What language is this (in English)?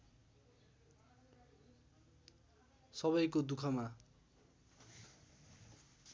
Nepali